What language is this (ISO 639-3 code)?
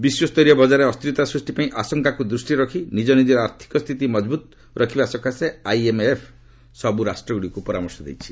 ori